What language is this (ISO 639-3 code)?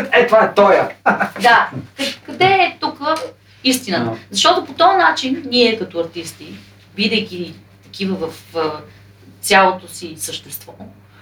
bul